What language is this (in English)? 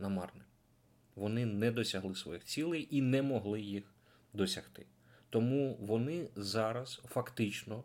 Ukrainian